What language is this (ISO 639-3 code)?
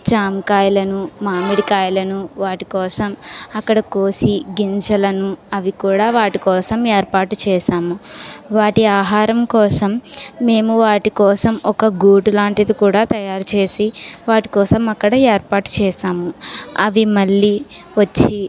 tel